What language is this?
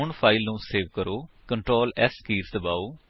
Punjabi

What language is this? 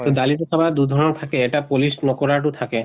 Assamese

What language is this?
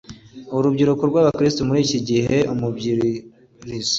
Kinyarwanda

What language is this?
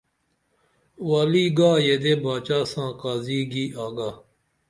Dameli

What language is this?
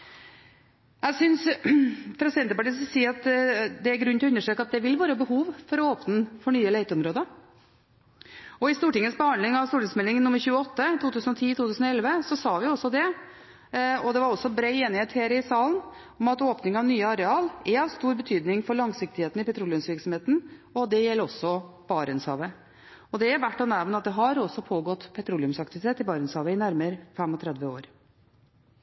Norwegian Bokmål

